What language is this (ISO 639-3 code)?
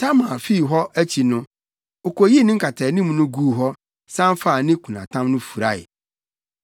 aka